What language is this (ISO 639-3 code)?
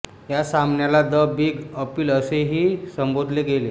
mar